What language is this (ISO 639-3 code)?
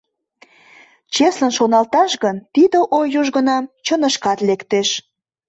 chm